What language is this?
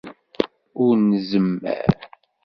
Kabyle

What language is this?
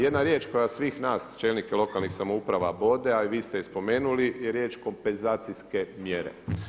Croatian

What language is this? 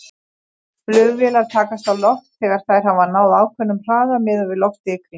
Icelandic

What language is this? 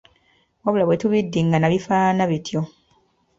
Ganda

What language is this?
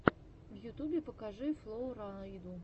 Russian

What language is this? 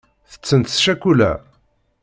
Kabyle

